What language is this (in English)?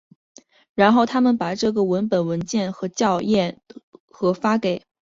Chinese